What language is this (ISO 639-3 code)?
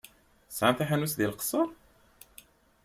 kab